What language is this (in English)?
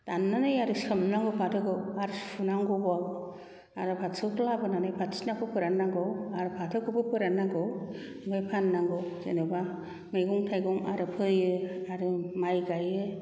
Bodo